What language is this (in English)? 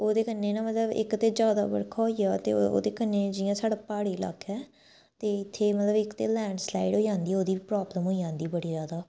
Dogri